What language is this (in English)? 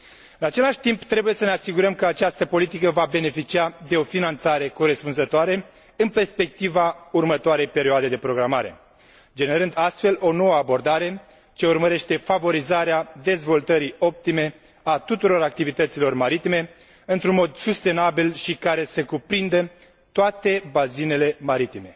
Romanian